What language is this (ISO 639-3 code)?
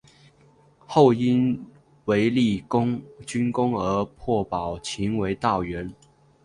zho